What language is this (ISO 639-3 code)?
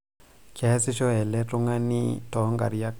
mas